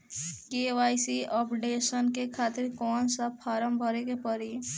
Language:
Bhojpuri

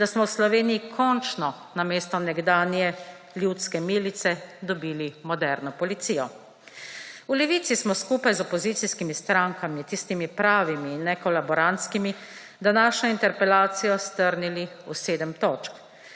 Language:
Slovenian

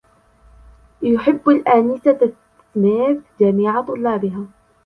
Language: Arabic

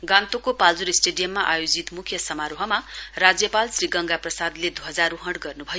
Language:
Nepali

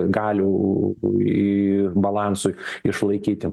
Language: Lithuanian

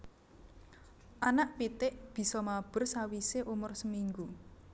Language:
Javanese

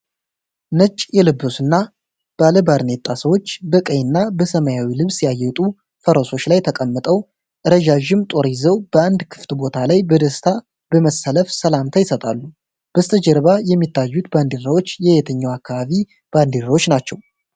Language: Amharic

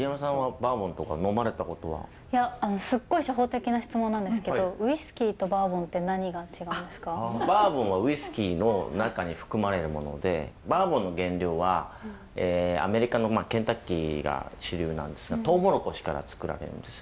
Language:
Japanese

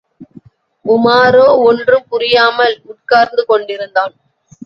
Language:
Tamil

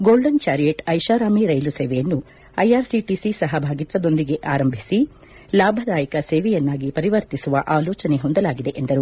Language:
Kannada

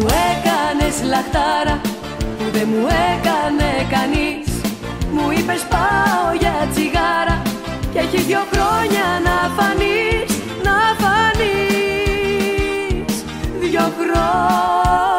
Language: Greek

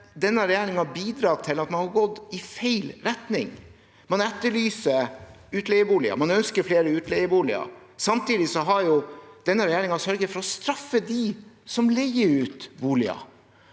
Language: Norwegian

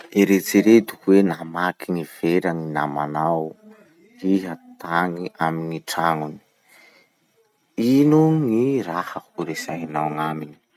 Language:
Masikoro Malagasy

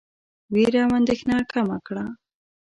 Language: Pashto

